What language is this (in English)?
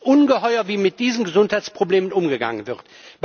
German